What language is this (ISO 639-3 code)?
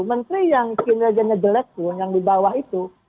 ind